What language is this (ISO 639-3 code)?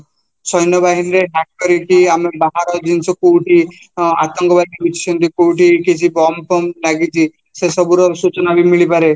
ori